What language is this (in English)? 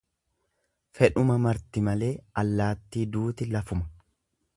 Oromo